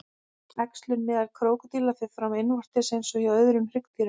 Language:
Icelandic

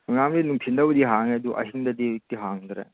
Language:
Manipuri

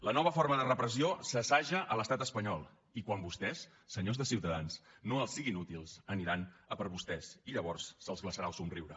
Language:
Catalan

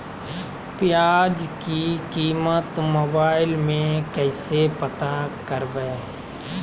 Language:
Magahi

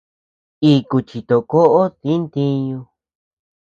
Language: Tepeuxila Cuicatec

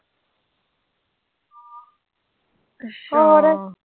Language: Punjabi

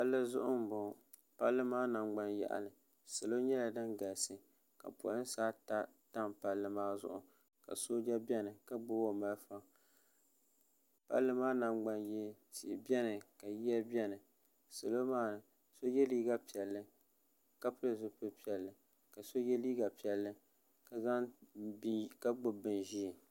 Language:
Dagbani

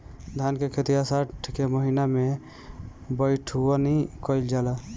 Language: Bhojpuri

